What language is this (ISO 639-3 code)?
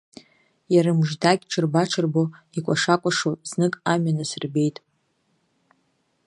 abk